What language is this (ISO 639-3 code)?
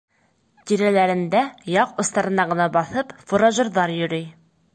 bak